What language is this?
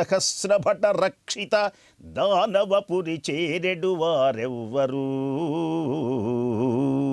Indonesian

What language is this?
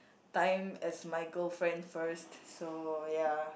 English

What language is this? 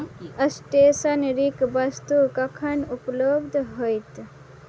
Maithili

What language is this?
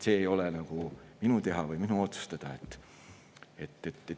Estonian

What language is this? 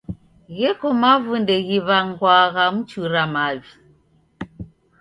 Taita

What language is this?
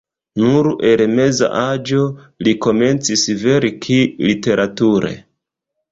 Esperanto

